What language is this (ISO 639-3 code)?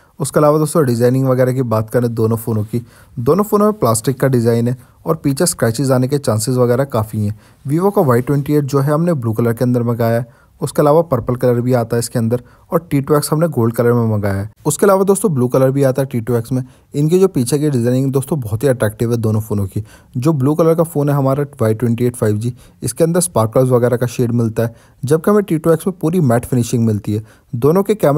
hin